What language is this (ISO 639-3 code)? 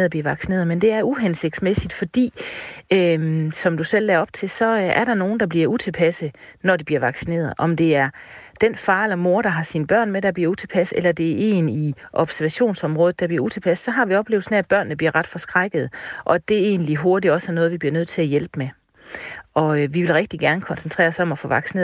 dan